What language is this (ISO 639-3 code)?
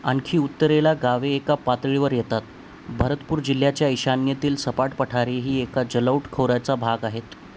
mar